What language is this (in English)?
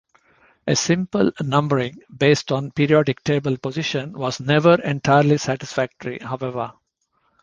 English